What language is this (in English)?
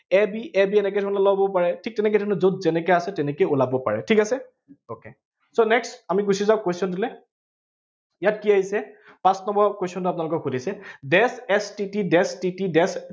Assamese